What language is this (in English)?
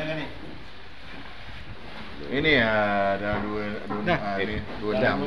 Malay